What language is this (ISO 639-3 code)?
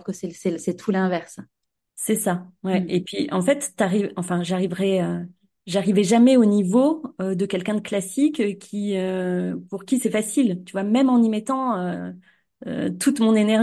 fra